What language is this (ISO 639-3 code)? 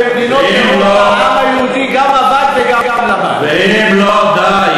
heb